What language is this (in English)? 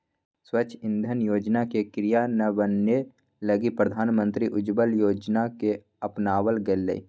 Magahi